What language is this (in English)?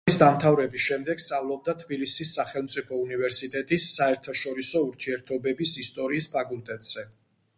Georgian